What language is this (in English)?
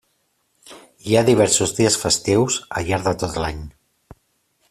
Catalan